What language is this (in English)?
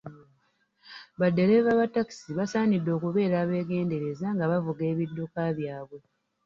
Ganda